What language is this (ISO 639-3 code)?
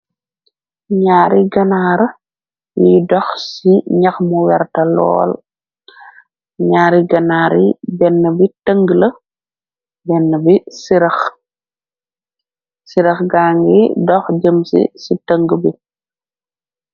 wol